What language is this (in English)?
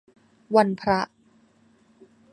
Thai